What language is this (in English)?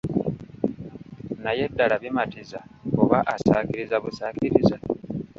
Ganda